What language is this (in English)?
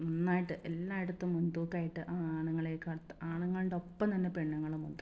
Malayalam